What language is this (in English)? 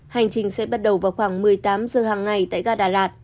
Vietnamese